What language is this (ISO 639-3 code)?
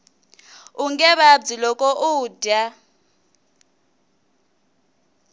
tso